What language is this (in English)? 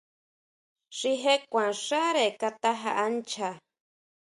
Huautla Mazatec